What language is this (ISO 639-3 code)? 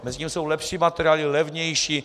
ces